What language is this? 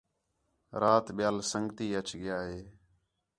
Khetrani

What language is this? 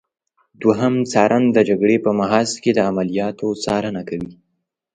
Pashto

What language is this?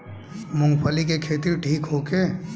Bhojpuri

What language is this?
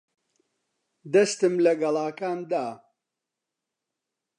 Central Kurdish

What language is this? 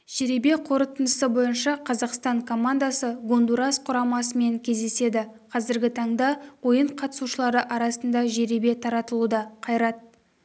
Kazakh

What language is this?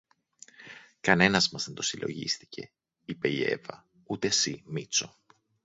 Greek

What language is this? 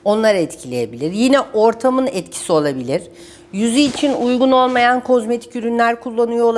Turkish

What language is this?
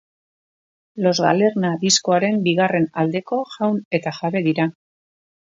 Basque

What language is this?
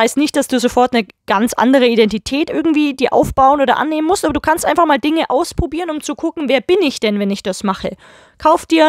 German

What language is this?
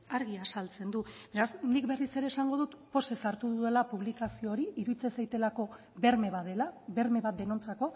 Basque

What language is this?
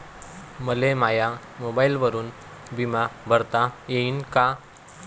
Marathi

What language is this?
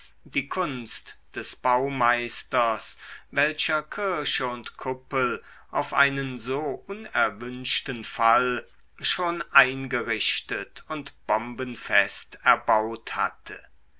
German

